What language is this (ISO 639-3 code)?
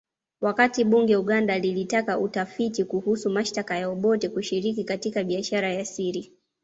swa